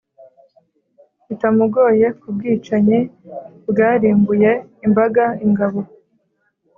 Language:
Kinyarwanda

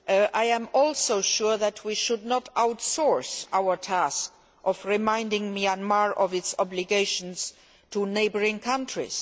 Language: English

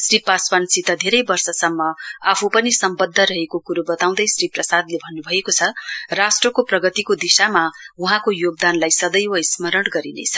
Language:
Nepali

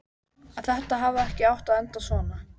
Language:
Icelandic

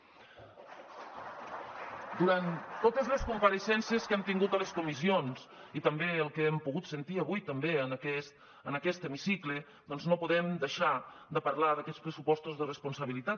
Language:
Catalan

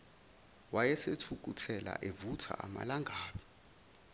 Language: Zulu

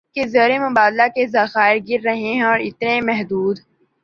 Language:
Urdu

